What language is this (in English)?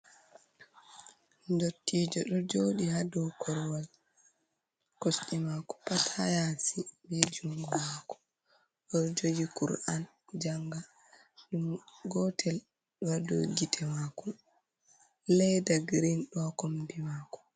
Fula